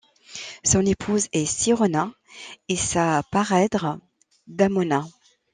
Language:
French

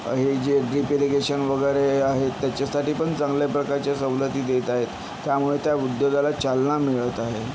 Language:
Marathi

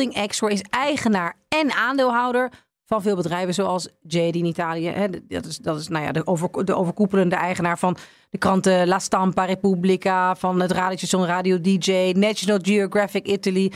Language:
Dutch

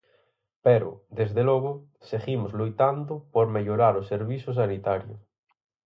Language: Galician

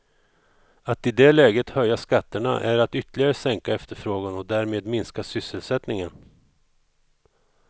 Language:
Swedish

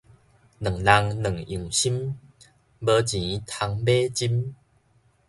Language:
Min Nan Chinese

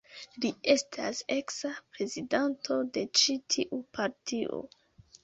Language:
Esperanto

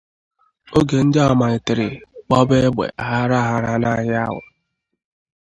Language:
Igbo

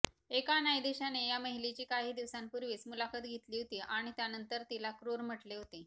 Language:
Marathi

